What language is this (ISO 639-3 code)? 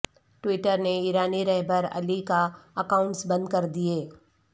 urd